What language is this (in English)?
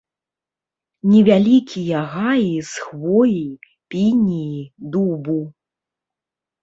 Belarusian